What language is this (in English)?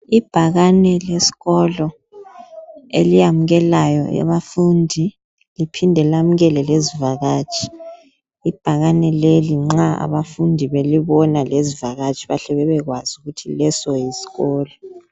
North Ndebele